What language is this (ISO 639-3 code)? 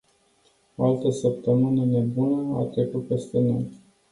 ron